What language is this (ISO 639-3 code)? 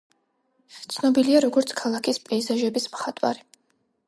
kat